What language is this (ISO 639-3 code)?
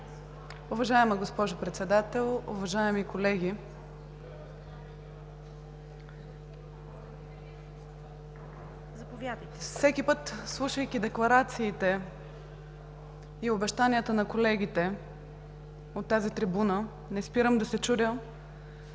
bul